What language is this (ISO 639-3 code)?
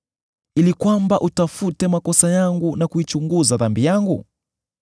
swa